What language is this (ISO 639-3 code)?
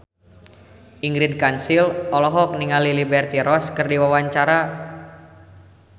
sun